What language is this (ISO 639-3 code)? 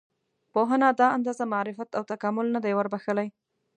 pus